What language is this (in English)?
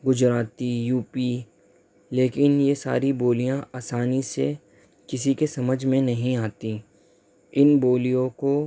Urdu